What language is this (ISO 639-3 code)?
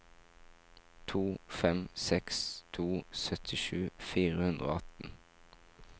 nor